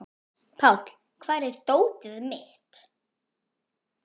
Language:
Icelandic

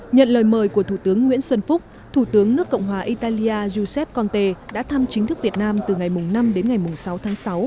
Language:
Vietnamese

